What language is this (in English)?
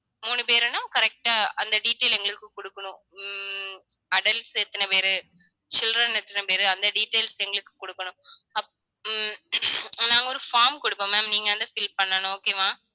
Tamil